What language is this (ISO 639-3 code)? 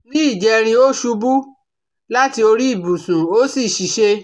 yor